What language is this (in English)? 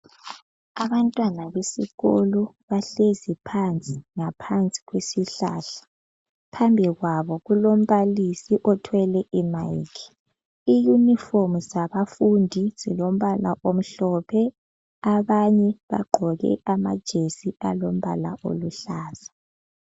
North Ndebele